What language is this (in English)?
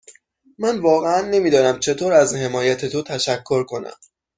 Persian